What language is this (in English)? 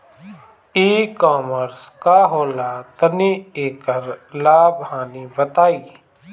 Bhojpuri